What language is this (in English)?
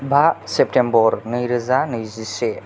Bodo